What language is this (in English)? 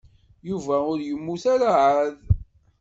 Kabyle